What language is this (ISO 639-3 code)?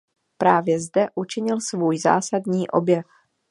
ces